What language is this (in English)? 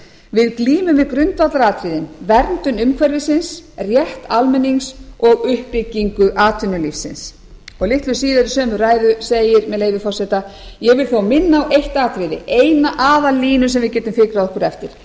Icelandic